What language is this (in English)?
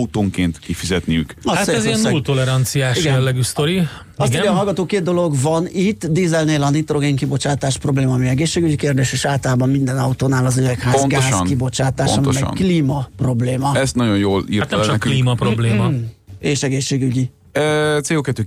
Hungarian